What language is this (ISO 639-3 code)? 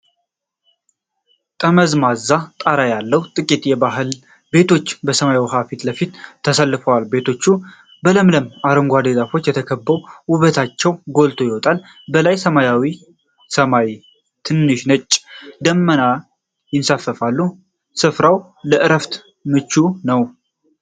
amh